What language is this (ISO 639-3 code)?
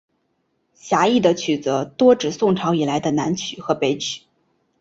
zho